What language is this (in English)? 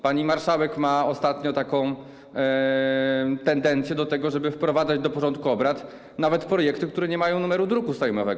Polish